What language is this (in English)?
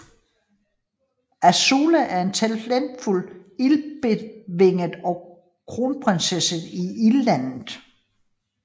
Danish